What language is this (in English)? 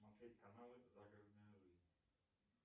Russian